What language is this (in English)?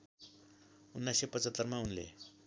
Nepali